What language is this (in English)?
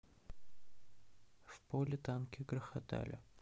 Russian